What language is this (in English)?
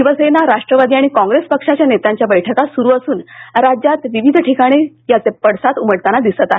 Marathi